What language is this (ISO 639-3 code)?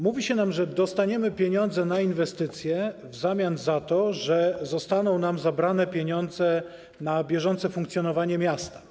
pol